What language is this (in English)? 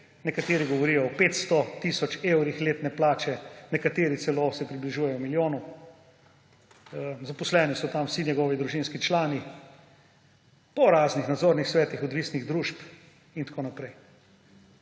Slovenian